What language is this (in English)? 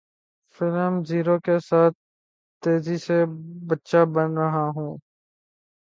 Urdu